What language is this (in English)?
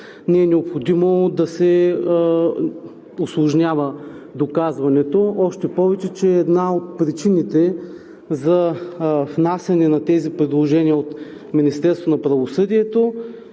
Bulgarian